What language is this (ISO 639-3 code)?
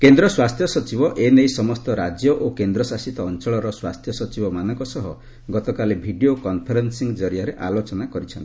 ori